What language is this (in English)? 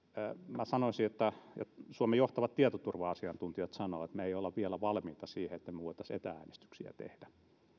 Finnish